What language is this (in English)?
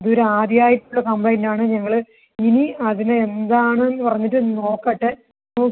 Malayalam